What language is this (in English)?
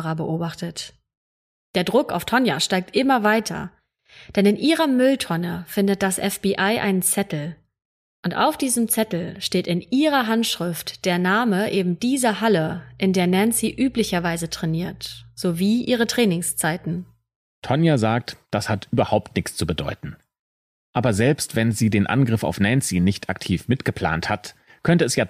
German